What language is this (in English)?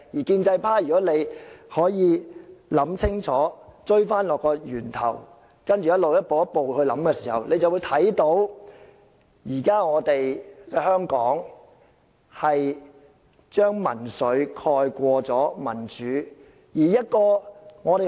Cantonese